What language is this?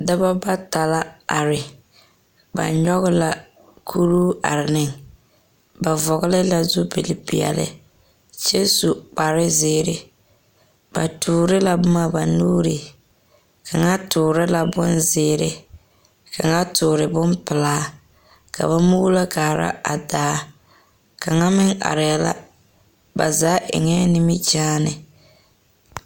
Southern Dagaare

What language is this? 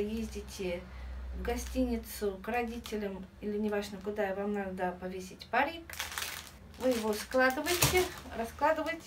Russian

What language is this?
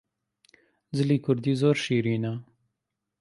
Central Kurdish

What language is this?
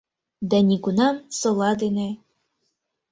Mari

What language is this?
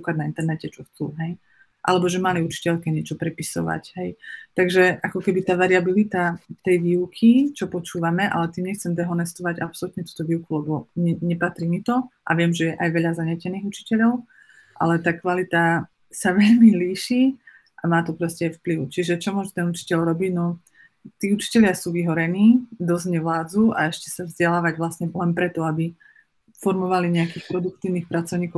Slovak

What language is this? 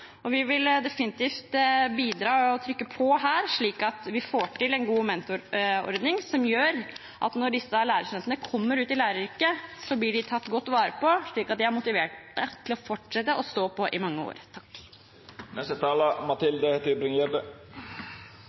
Norwegian Bokmål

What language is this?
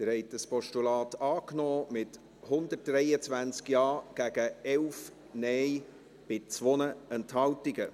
Swiss German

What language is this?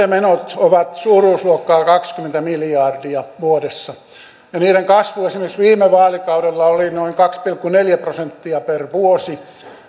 Finnish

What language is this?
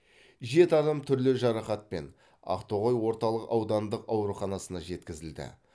Kazakh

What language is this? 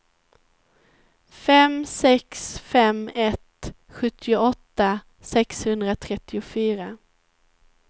Swedish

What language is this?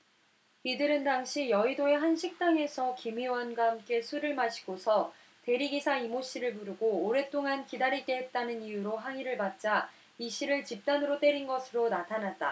Korean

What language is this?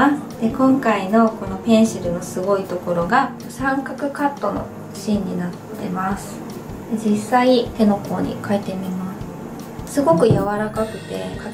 Japanese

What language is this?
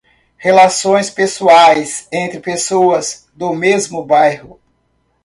Portuguese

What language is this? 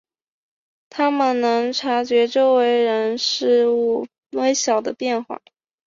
Chinese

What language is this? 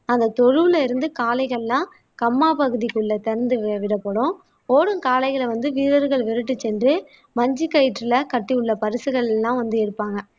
Tamil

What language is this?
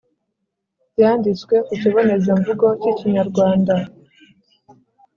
Kinyarwanda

